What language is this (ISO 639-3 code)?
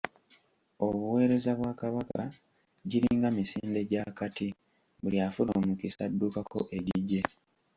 lug